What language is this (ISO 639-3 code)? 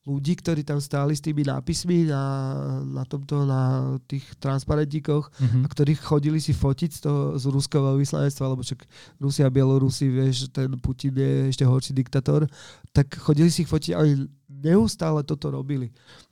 slk